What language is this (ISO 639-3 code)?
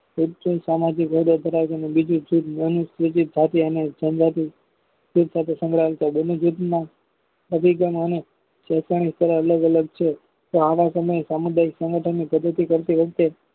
guj